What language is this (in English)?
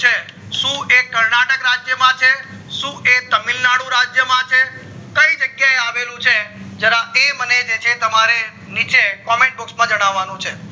Gujarati